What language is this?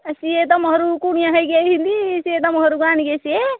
Odia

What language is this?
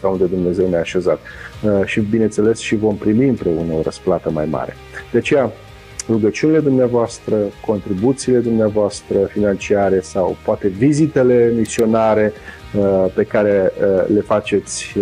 Romanian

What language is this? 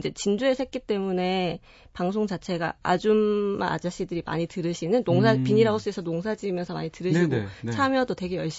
Korean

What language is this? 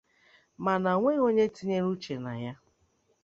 Igbo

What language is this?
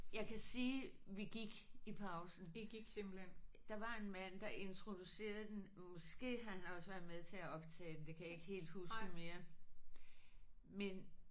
Danish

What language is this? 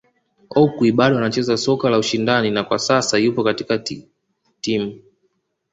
Swahili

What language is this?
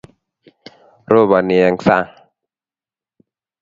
Kalenjin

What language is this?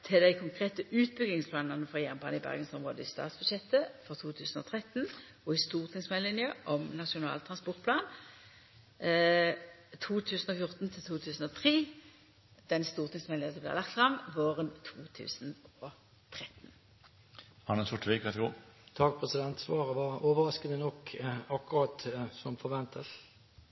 Norwegian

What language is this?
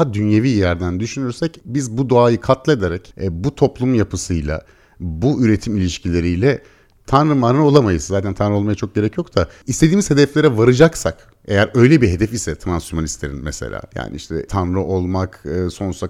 Turkish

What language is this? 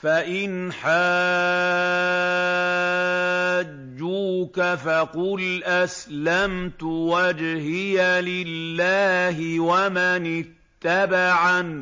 Arabic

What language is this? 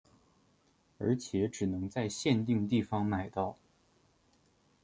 Chinese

